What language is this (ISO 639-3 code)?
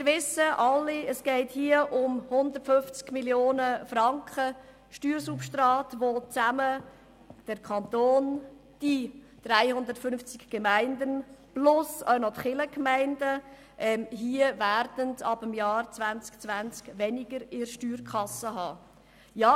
gsw